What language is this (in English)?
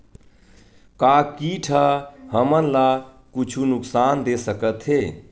Chhattisgarhi